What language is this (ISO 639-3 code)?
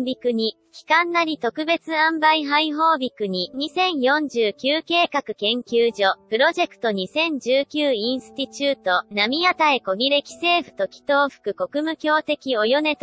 jpn